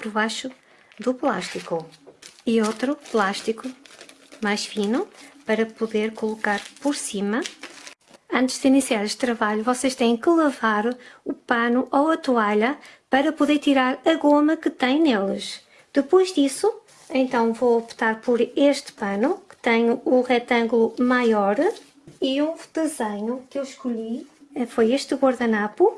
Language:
Portuguese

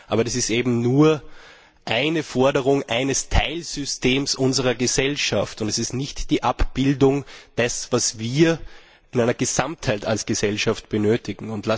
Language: German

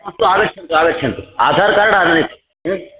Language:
Sanskrit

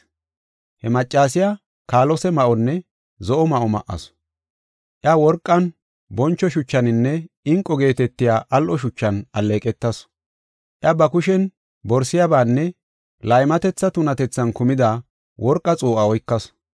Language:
Gofa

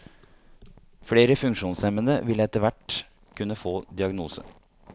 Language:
Norwegian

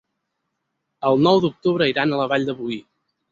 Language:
Catalan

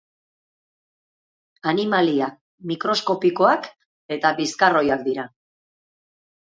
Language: Basque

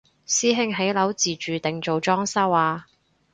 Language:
Cantonese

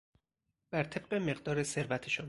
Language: Persian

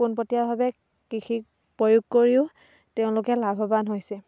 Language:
Assamese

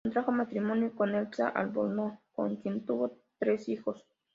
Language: Spanish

